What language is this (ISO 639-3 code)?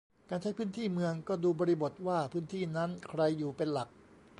tha